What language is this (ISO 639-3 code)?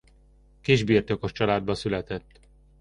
hun